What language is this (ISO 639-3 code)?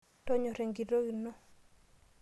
mas